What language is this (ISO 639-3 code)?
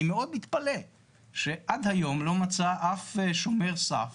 heb